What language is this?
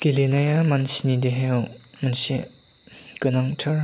Bodo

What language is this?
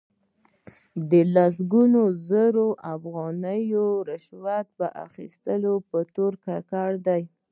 Pashto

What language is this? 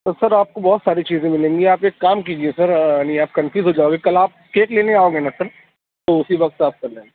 Urdu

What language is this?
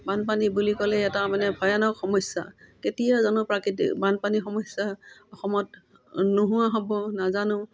Assamese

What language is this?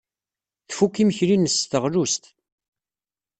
Kabyle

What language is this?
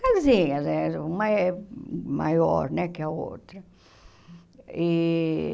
Portuguese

